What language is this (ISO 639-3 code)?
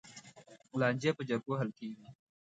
pus